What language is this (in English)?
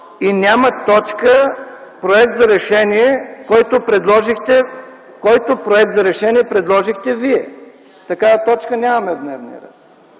Bulgarian